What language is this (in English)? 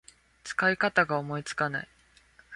Japanese